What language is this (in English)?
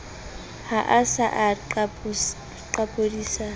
Southern Sotho